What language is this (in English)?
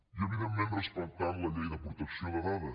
Catalan